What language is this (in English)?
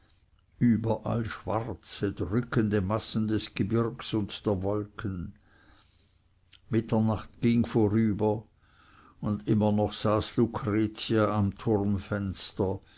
German